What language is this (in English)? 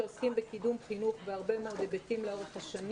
Hebrew